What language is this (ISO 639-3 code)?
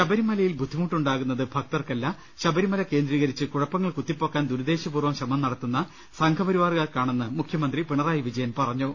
mal